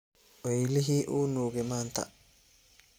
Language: Somali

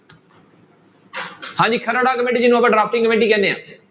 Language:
Punjabi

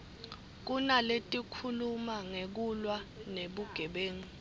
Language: Swati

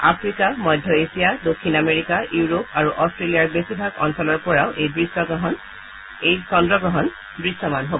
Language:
Assamese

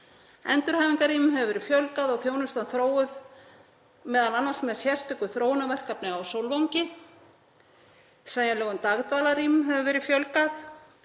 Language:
Icelandic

